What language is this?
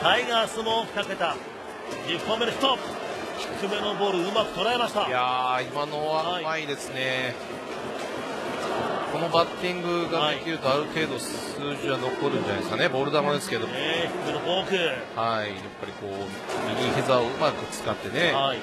Japanese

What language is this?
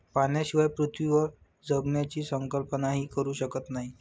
Marathi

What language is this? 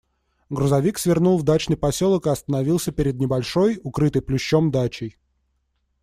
Russian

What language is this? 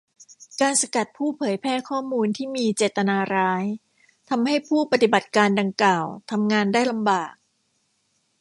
Thai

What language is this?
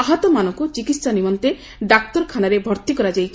Odia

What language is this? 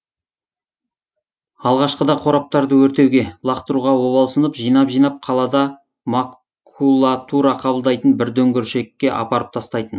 Kazakh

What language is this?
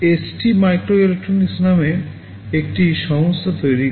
Bangla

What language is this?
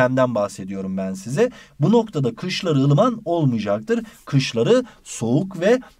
Turkish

